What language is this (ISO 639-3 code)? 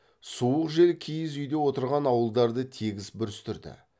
kaz